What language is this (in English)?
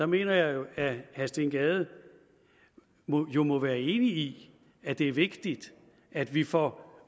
Danish